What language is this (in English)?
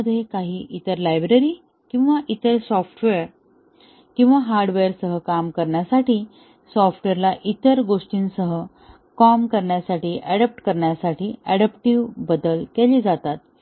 Marathi